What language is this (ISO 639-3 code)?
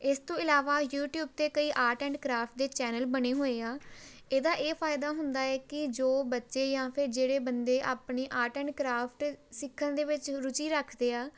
pan